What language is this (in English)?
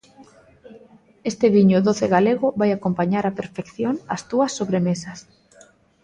Galician